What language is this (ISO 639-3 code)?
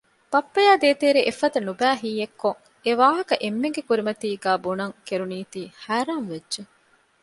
div